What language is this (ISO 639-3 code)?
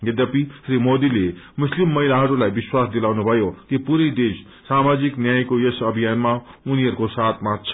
nep